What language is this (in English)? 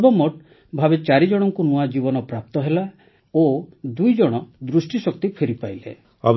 Odia